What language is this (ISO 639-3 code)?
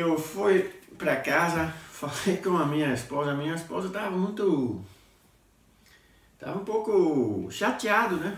por